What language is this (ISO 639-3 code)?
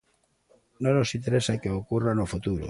glg